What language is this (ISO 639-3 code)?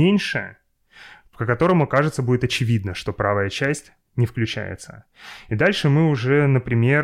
rus